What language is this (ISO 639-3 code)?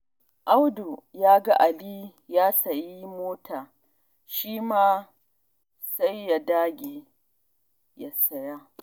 hau